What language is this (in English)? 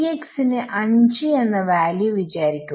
Malayalam